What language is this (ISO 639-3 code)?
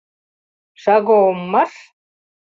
chm